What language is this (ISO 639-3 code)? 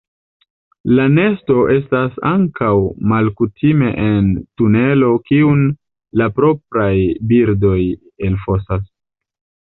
epo